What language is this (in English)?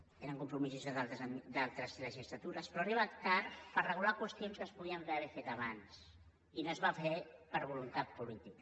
Catalan